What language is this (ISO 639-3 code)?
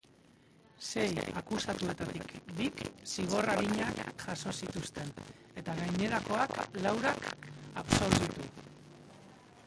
eus